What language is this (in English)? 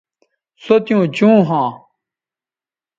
Bateri